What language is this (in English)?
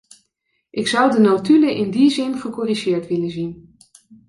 Dutch